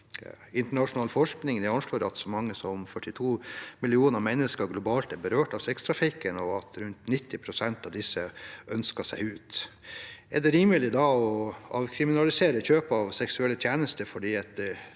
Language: Norwegian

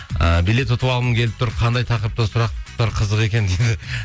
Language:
Kazakh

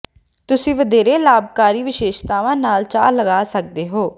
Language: Punjabi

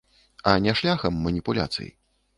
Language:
Belarusian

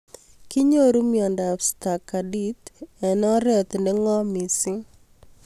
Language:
Kalenjin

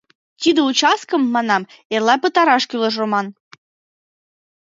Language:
Mari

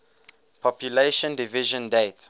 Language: English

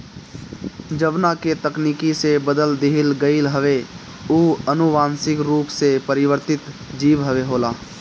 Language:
Bhojpuri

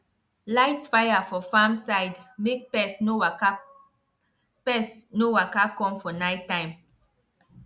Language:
Nigerian Pidgin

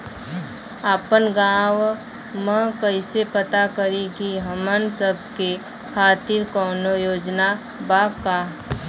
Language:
Bhojpuri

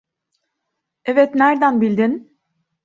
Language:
Turkish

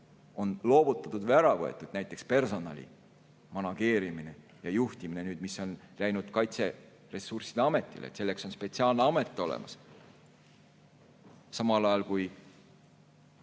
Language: Estonian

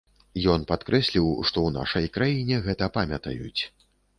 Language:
Belarusian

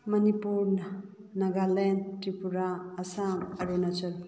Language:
Manipuri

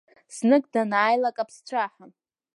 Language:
Abkhazian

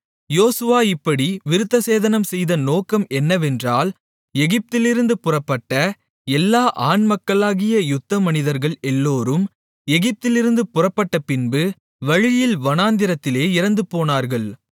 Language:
Tamil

